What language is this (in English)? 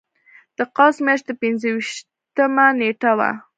Pashto